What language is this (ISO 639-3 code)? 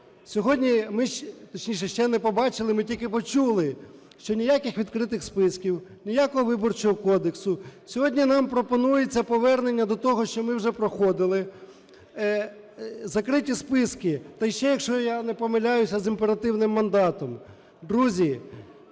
ukr